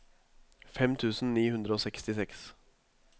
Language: Norwegian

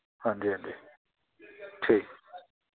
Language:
Dogri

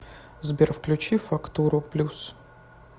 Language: Russian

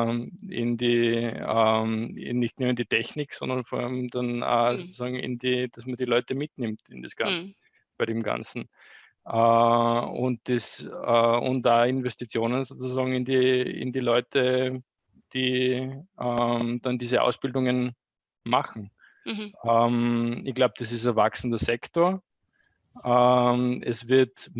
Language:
German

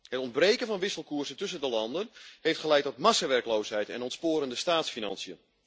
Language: Dutch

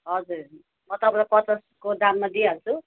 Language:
Nepali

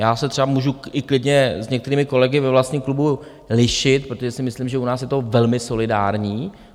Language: Czech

